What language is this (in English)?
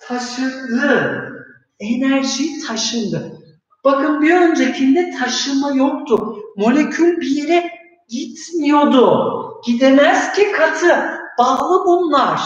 Turkish